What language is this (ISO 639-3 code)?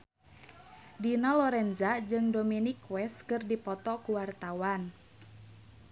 sun